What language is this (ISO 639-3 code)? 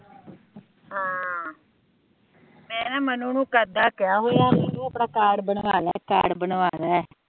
pan